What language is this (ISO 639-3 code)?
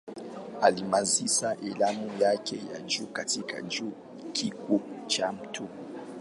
swa